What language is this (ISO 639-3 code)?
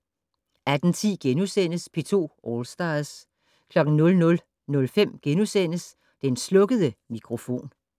dan